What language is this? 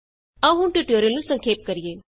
Punjabi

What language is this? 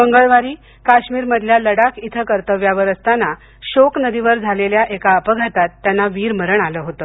Marathi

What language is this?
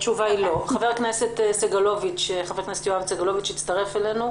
Hebrew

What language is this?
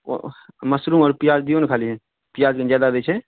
Maithili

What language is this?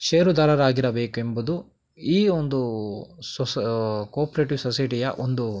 Kannada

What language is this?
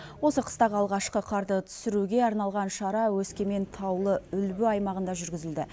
Kazakh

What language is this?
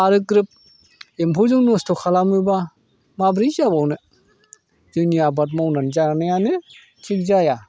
Bodo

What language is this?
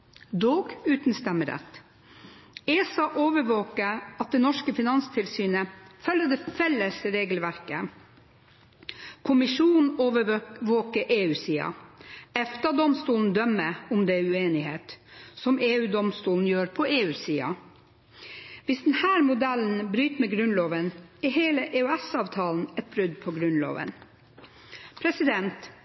Norwegian Bokmål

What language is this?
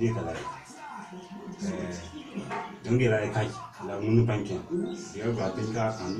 Arabic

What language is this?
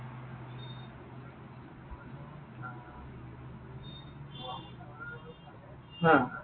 Assamese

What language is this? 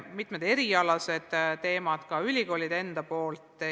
Estonian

